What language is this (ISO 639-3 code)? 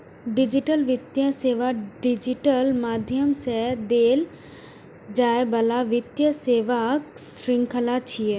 mai